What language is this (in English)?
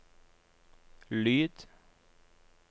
Norwegian